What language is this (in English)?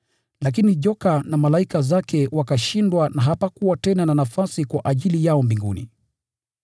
Swahili